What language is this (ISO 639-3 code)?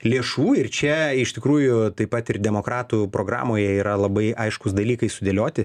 lit